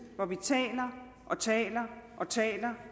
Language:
Danish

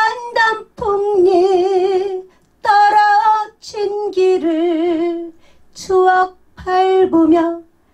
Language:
Korean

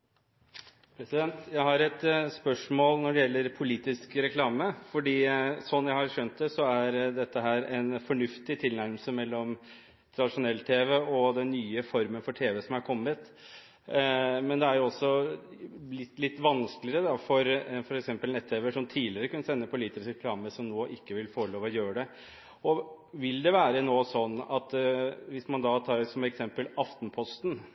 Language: Norwegian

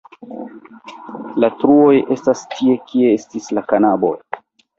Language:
Esperanto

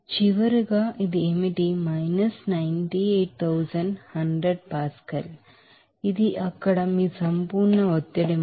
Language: Telugu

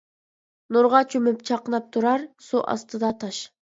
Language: Uyghur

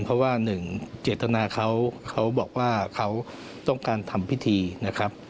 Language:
Thai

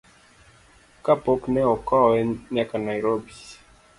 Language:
Luo (Kenya and Tanzania)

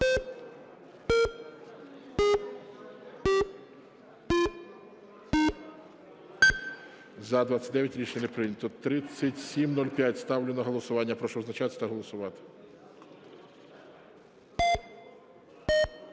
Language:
Ukrainian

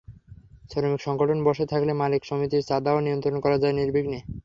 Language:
Bangla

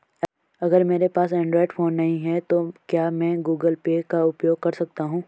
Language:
Hindi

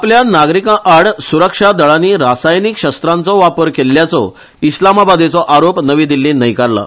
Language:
Konkani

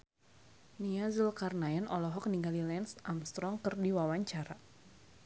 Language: Sundanese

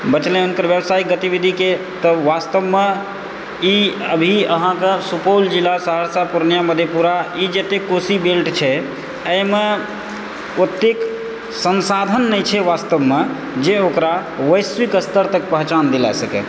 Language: Maithili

